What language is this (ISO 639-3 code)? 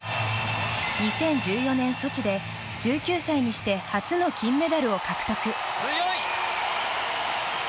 jpn